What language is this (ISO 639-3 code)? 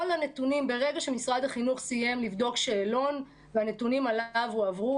heb